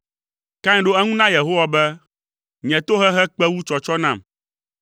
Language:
Ewe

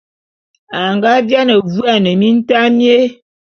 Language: Bulu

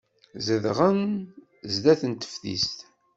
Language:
Kabyle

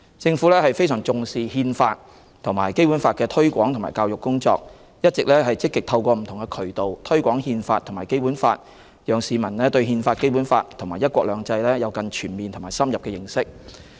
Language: Cantonese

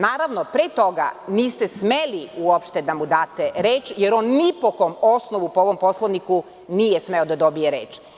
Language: Serbian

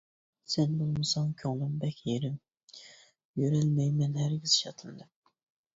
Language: Uyghur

